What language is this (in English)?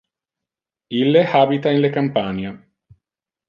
Interlingua